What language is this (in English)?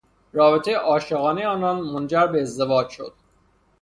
Persian